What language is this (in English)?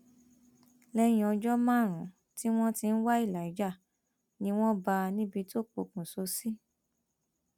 Yoruba